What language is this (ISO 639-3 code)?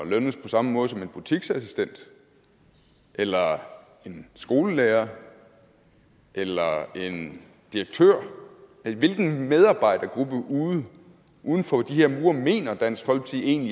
dan